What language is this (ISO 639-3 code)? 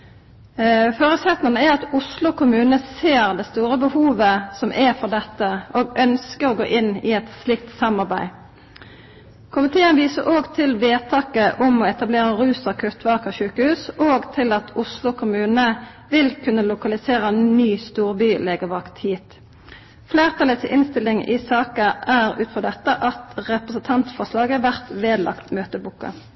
nno